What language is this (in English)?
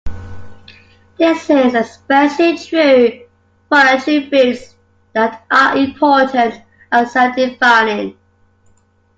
English